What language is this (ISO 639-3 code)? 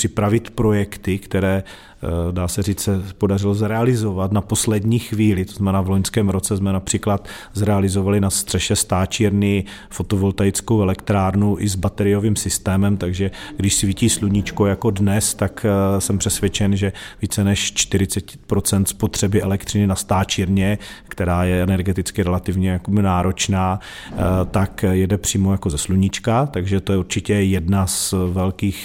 ces